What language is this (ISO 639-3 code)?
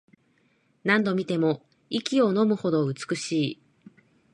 jpn